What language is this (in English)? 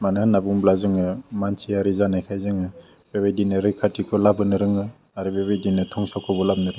Bodo